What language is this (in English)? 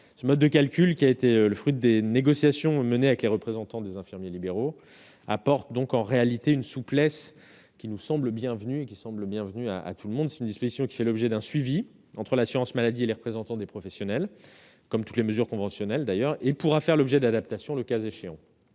French